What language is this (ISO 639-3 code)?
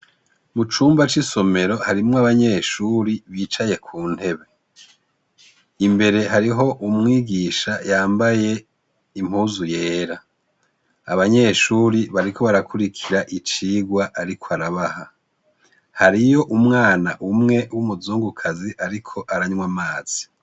run